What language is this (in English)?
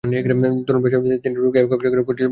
Bangla